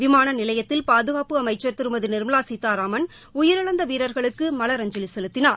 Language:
Tamil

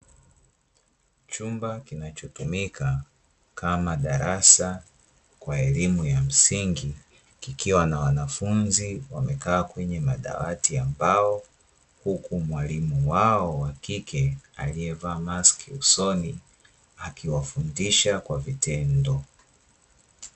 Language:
Swahili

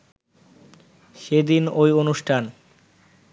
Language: Bangla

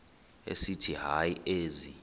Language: Xhosa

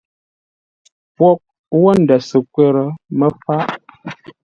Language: Ngombale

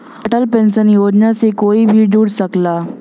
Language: Bhojpuri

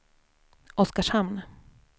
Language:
Swedish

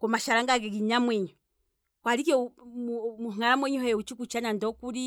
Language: Kwambi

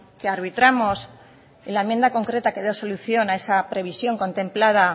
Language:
Spanish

